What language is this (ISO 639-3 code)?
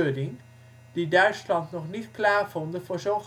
nld